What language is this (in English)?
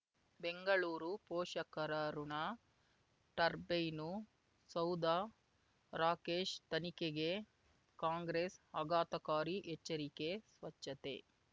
Kannada